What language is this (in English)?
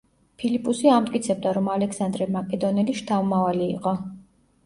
Georgian